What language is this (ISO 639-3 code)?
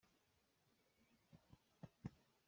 cnh